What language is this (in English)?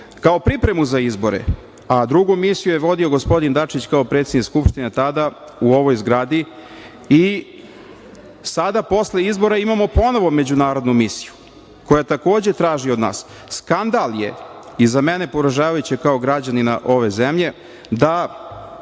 Serbian